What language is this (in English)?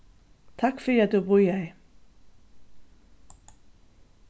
Faroese